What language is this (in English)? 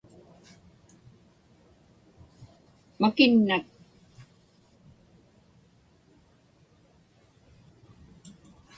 Inupiaq